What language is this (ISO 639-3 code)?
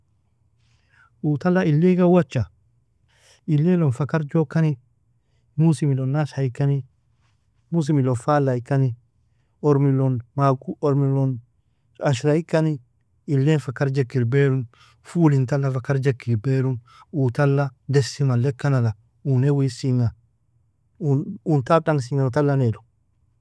fia